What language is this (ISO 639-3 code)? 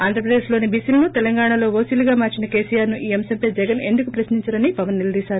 tel